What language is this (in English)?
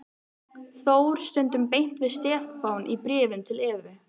Icelandic